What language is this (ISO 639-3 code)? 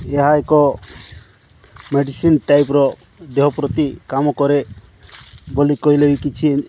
ori